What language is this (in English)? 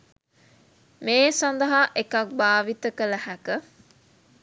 Sinhala